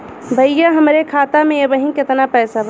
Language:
Bhojpuri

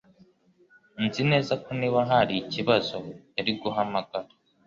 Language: Kinyarwanda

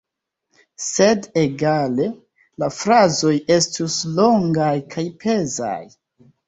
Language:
Esperanto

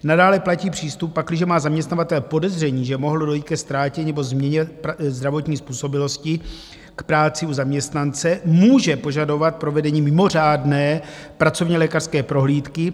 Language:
Czech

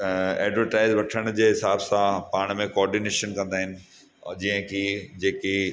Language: Sindhi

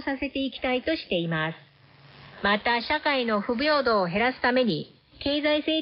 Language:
Japanese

